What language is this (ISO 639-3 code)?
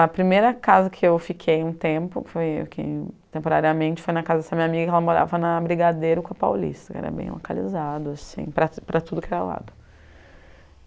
por